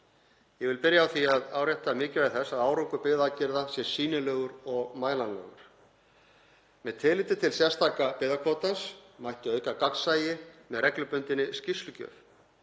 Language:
Icelandic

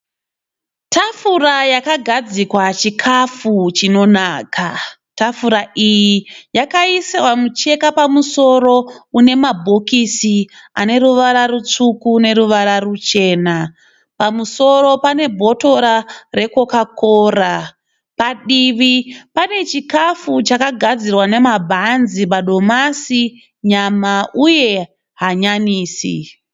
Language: Shona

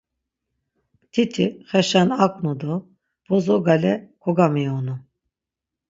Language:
Laz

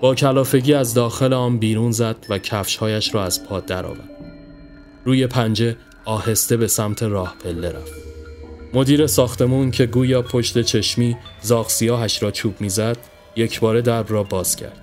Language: Persian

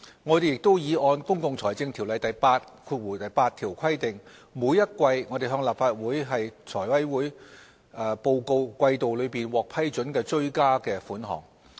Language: Cantonese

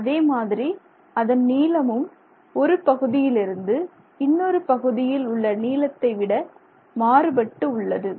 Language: Tamil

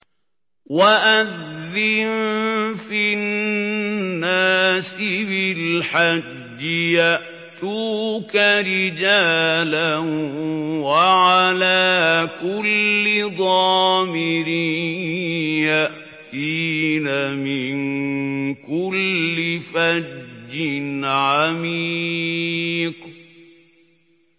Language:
Arabic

